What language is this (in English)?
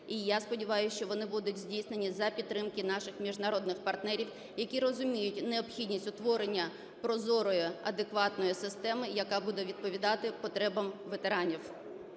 Ukrainian